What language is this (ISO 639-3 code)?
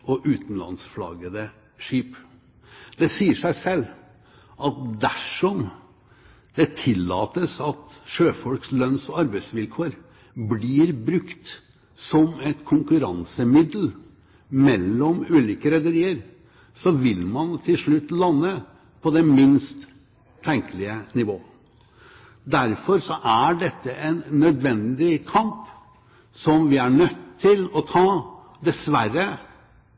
nob